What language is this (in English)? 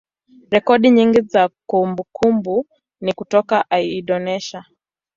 Swahili